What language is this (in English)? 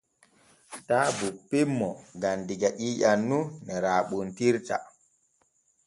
Borgu Fulfulde